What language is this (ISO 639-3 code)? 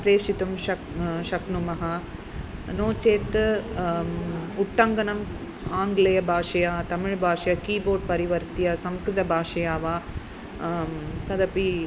san